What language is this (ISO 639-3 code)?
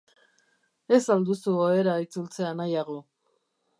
eus